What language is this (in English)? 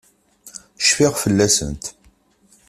Kabyle